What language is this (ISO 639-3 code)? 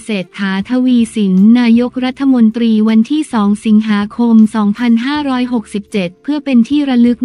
tha